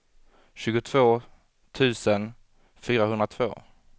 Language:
Swedish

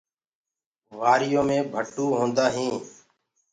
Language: Gurgula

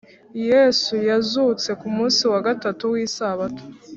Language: Kinyarwanda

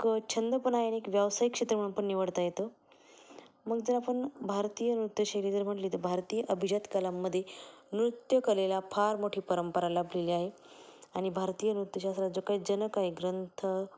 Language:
Marathi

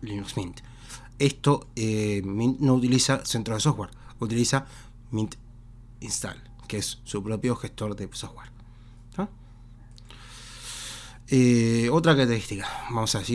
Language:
Spanish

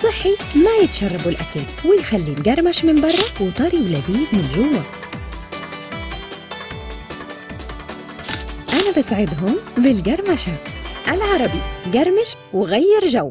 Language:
Arabic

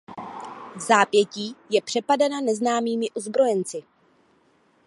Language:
Czech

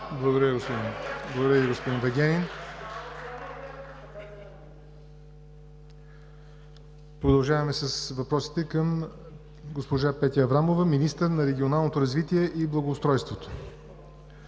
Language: Bulgarian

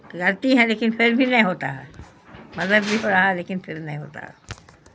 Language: Urdu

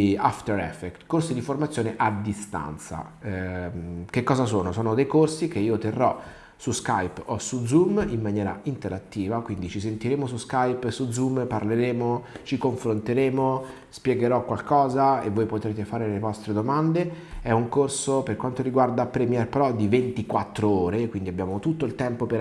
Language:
Italian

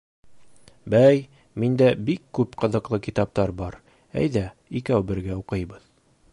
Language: Bashkir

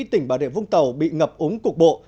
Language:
Vietnamese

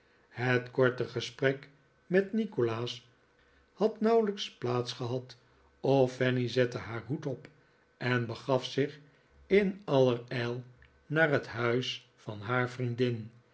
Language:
Dutch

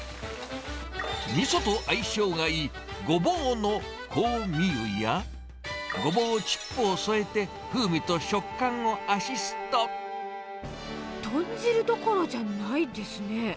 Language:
Japanese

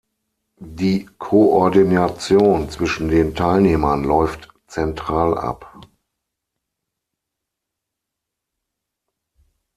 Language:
German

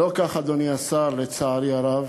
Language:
Hebrew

